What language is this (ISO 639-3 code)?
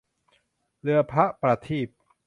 tha